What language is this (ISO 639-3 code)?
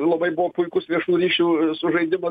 lit